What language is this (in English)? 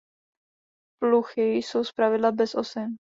Czech